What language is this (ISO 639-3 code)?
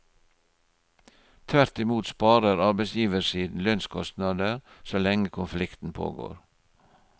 nor